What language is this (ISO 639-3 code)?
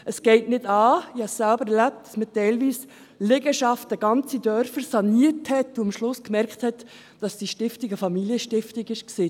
gsw